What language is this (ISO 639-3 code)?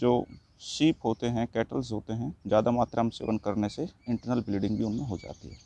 hin